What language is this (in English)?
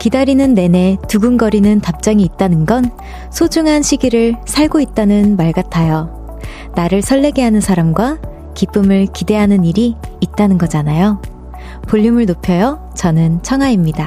Korean